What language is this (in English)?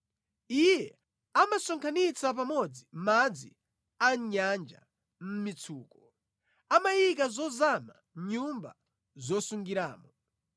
Nyanja